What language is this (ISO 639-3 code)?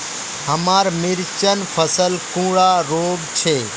mag